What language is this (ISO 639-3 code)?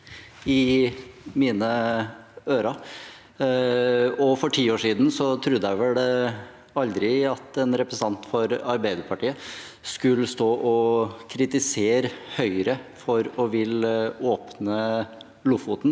nor